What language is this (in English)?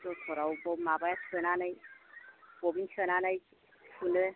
Bodo